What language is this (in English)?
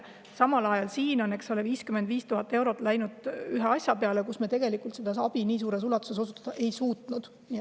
Estonian